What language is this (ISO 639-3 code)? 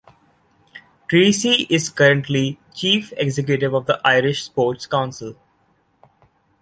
eng